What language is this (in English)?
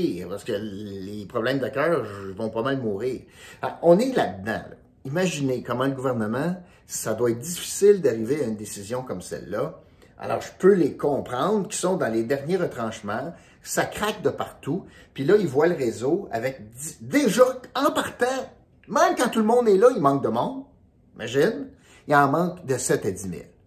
French